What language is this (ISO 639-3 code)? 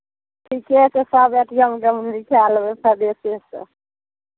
mai